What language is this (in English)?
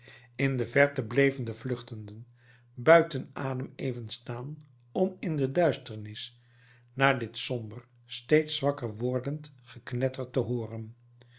Dutch